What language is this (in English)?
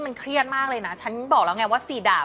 Thai